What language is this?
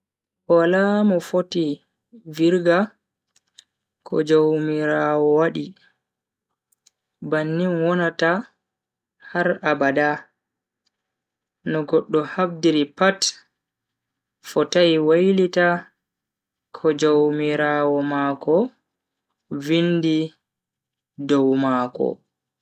Bagirmi Fulfulde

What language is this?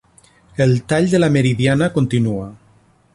Catalan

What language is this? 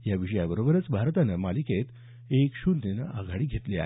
Marathi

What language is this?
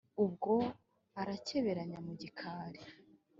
Kinyarwanda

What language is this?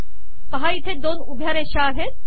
Marathi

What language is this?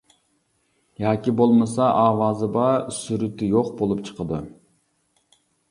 Uyghur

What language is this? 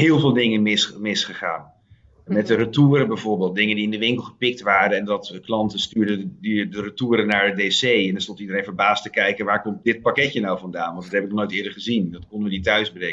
Dutch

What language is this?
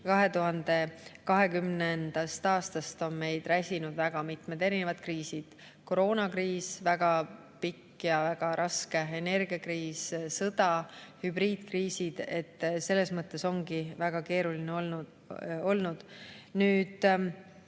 Estonian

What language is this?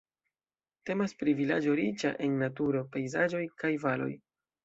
Esperanto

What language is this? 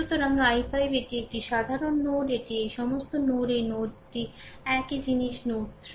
Bangla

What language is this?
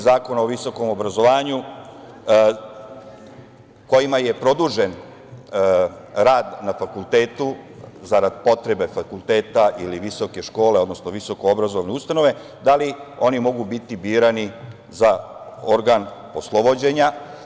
Serbian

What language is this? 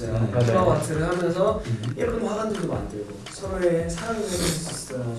Korean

